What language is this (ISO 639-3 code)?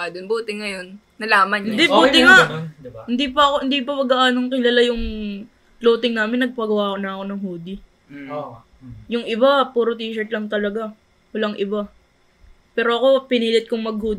fil